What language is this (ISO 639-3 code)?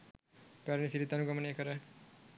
sin